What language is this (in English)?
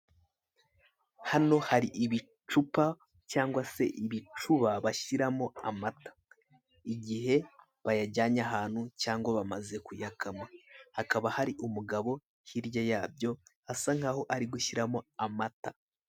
Kinyarwanda